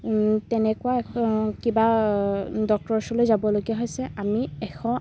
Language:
Assamese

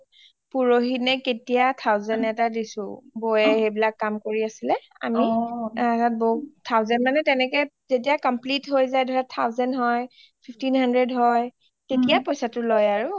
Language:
Assamese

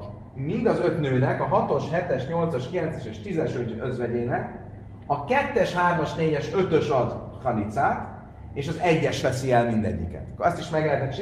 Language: Hungarian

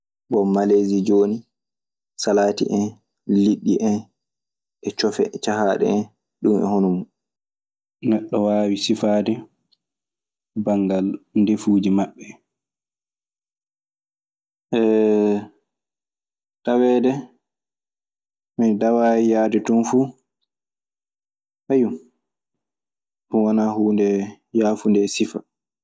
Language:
Maasina Fulfulde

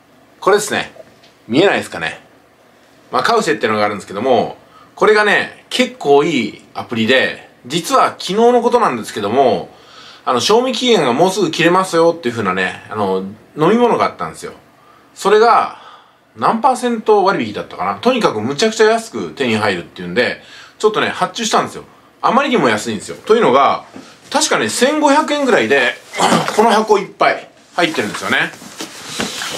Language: Japanese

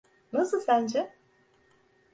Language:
Turkish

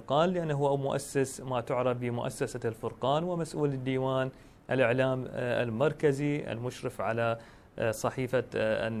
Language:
Arabic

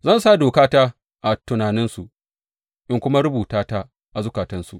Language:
Hausa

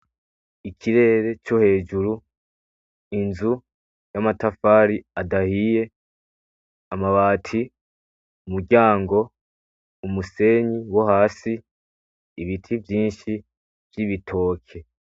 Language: Rundi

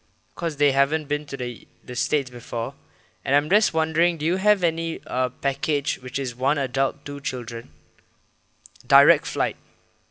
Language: English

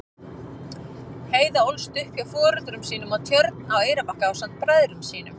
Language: Icelandic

